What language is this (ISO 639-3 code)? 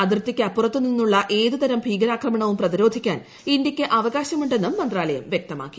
mal